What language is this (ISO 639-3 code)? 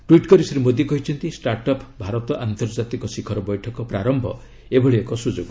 ori